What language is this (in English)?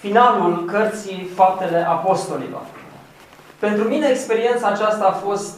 Romanian